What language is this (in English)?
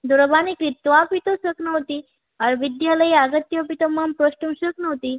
Sanskrit